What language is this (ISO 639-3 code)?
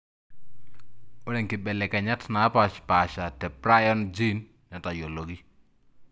mas